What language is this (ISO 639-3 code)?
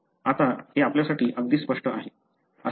mar